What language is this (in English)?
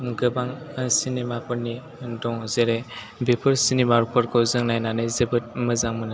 Bodo